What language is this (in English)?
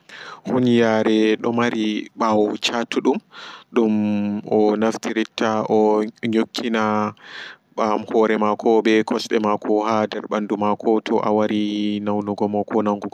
Fula